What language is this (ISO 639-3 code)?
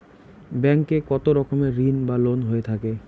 ben